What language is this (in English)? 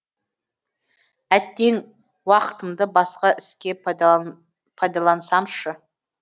Kazakh